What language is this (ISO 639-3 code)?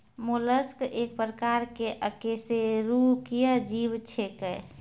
mai